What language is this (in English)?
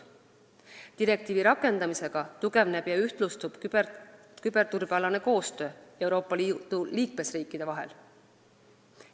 Estonian